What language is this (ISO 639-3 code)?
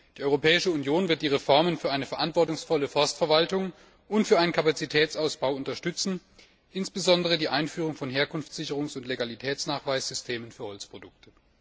deu